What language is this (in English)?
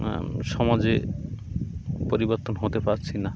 Bangla